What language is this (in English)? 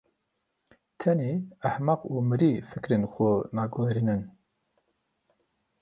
Kurdish